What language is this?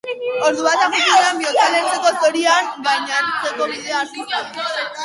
Basque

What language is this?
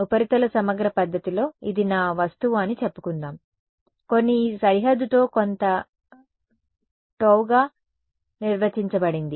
Telugu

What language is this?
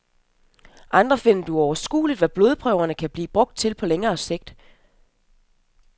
Danish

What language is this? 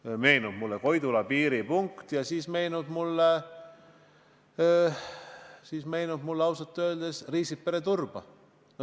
Estonian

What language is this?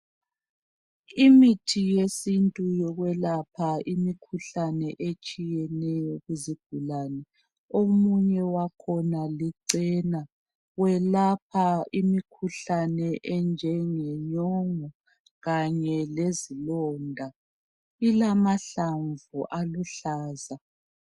North Ndebele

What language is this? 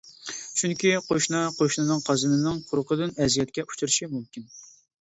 Uyghur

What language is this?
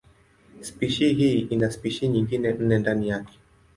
Swahili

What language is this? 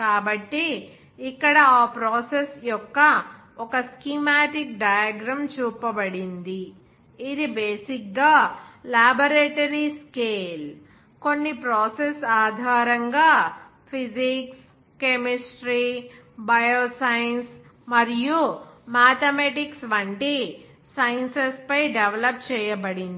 Telugu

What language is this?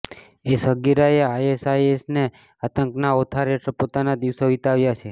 Gujarati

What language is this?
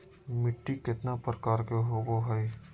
Magahi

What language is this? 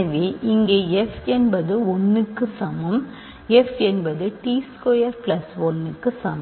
Tamil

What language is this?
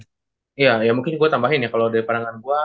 Indonesian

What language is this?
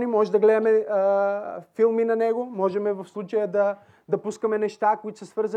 Bulgarian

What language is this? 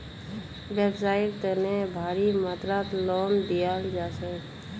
Magahi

